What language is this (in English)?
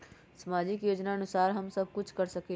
Magahi